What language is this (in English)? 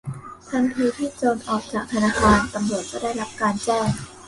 Thai